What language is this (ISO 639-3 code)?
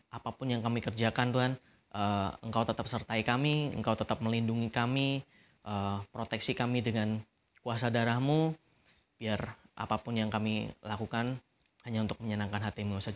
ind